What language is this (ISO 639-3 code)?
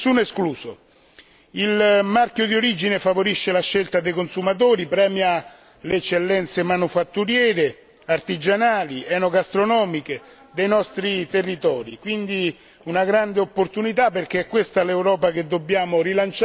ita